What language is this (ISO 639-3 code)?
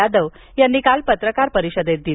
mar